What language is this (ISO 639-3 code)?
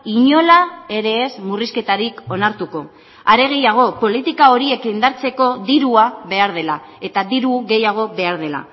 eus